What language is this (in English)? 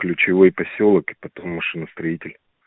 Russian